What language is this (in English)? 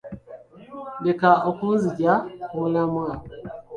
Ganda